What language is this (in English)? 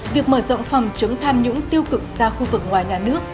Vietnamese